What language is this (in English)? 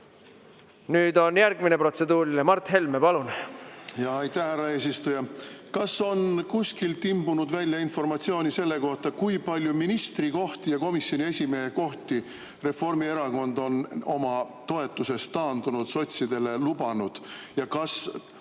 Estonian